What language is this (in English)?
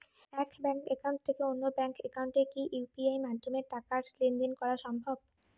Bangla